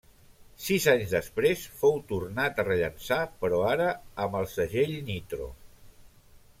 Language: Catalan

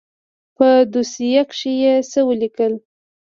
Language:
Pashto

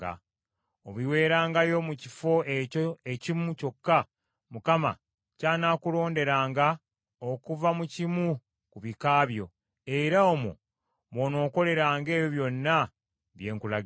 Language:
Ganda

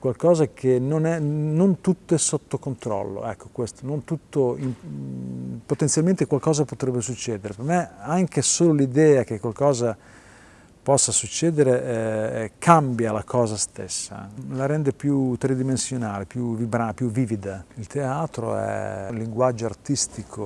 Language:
Italian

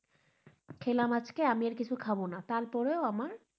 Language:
Bangla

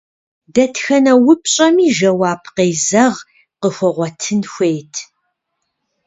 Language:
Kabardian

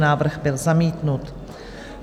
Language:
Czech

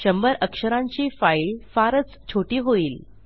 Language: Marathi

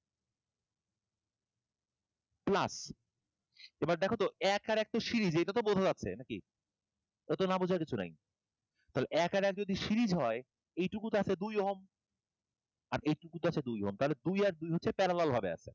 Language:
Bangla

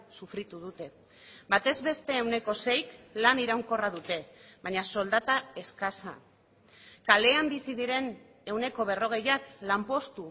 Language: Basque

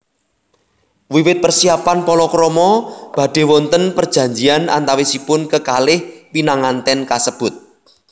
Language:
Javanese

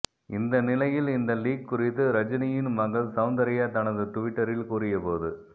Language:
Tamil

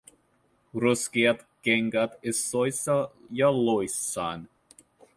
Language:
Finnish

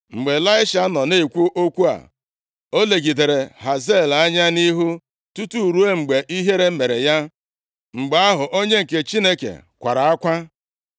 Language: Igbo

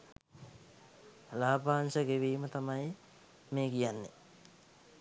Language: Sinhala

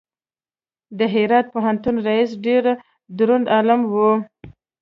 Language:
Pashto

